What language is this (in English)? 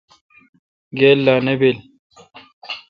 Kalkoti